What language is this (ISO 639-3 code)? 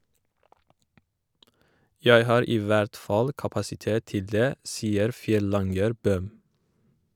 nor